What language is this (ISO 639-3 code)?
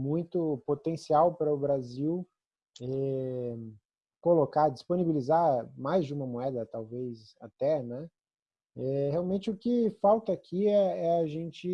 por